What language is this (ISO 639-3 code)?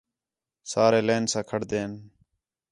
xhe